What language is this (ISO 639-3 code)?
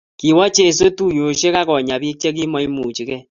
kln